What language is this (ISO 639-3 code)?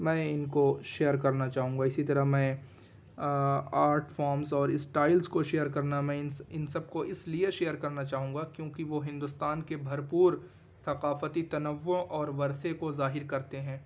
urd